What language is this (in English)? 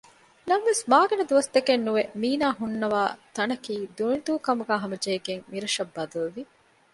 Divehi